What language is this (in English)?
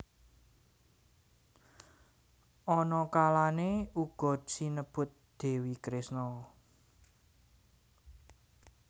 Javanese